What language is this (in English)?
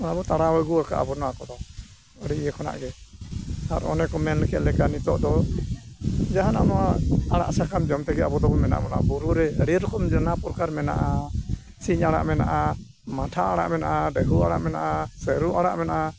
Santali